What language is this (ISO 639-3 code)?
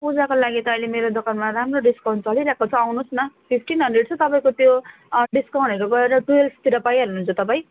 nep